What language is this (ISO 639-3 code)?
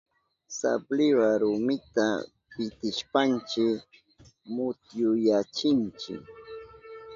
qup